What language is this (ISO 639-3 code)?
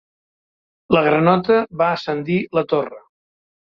cat